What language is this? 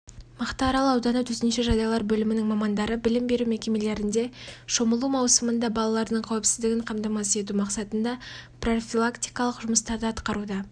Kazakh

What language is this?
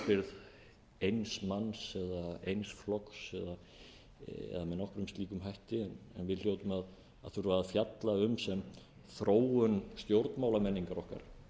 Icelandic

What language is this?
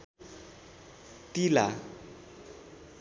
Nepali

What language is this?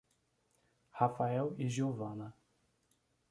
Portuguese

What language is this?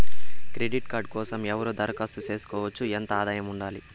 Telugu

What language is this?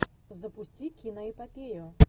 Russian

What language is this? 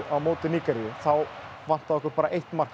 Icelandic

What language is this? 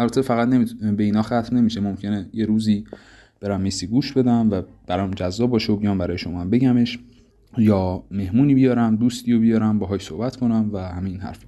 Persian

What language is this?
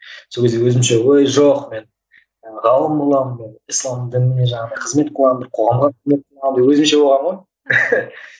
Kazakh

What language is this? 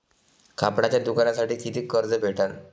Marathi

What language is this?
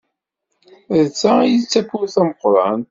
Kabyle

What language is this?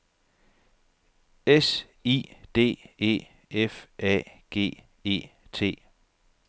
Danish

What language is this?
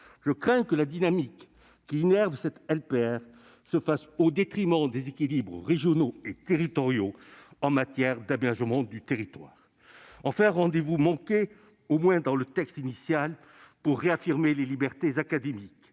French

